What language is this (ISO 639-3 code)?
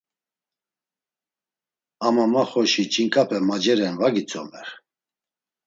lzz